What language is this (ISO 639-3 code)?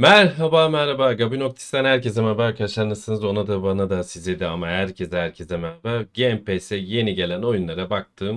tur